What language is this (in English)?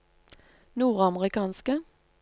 Norwegian